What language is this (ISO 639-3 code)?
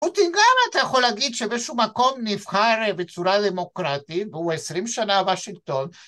heb